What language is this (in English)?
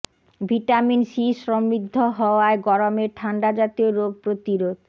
Bangla